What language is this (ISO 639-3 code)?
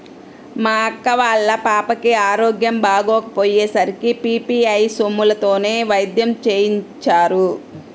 tel